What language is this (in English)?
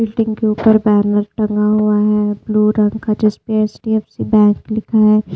Hindi